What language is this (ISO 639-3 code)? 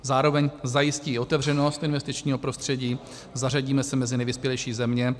ces